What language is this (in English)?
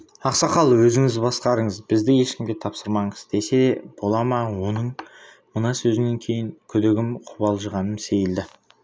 Kazakh